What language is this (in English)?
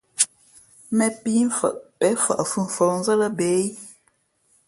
Fe'fe'